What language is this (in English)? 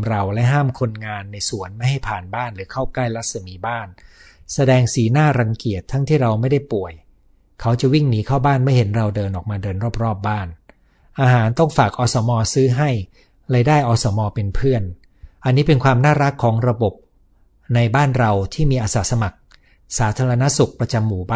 Thai